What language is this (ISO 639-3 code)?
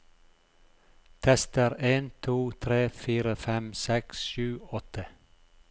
nor